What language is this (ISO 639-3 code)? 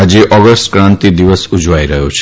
guj